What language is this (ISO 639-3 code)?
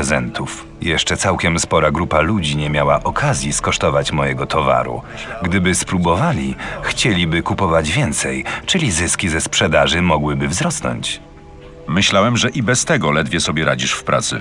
pol